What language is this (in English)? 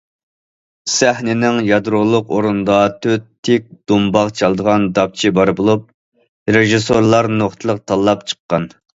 Uyghur